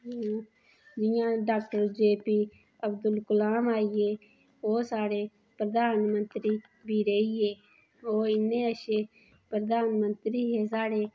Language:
Dogri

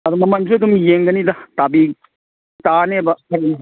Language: Manipuri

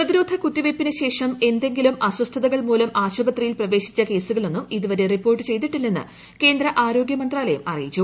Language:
Malayalam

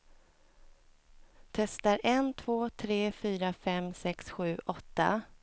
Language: Swedish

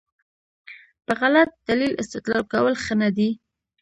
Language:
Pashto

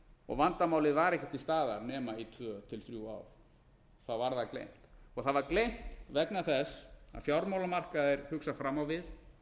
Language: Icelandic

